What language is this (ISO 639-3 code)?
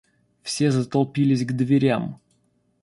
rus